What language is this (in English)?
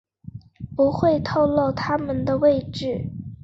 Chinese